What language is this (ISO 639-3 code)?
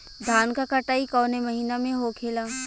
bho